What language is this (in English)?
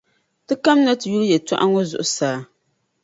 Dagbani